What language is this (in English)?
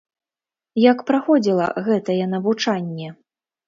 Belarusian